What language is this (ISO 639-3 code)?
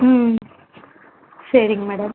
tam